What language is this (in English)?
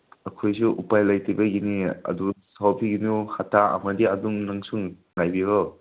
Manipuri